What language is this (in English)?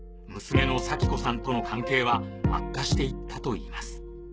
Japanese